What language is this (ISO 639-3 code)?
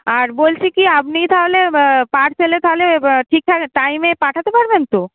ben